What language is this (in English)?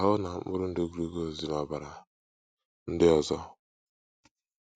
Igbo